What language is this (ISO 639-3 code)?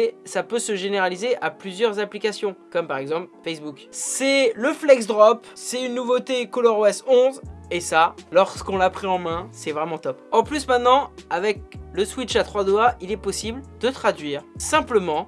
fra